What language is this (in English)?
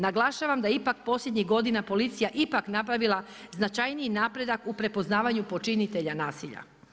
Croatian